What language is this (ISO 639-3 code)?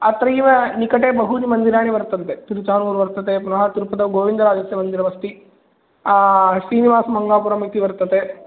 san